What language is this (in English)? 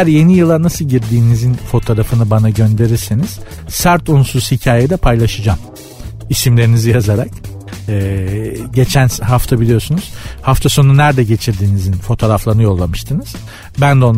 Turkish